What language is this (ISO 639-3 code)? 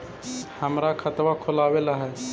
mag